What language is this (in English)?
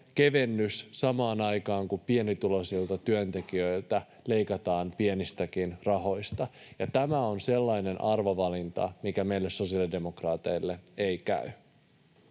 Finnish